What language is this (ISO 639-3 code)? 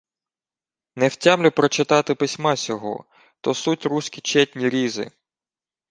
ukr